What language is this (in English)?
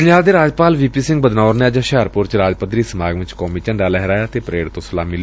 Punjabi